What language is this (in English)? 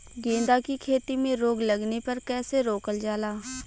Bhojpuri